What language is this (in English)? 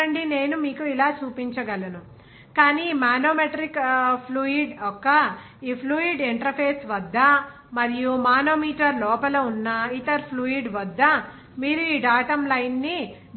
Telugu